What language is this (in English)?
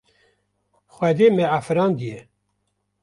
Kurdish